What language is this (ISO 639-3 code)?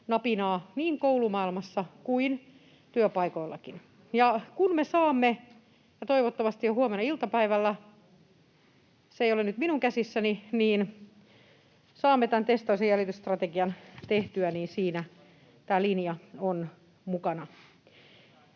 fin